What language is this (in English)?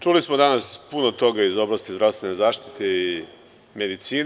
Serbian